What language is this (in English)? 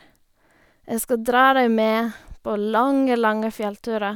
Norwegian